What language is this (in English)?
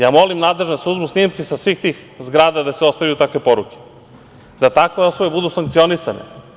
Serbian